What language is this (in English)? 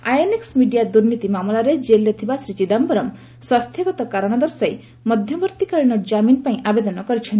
Odia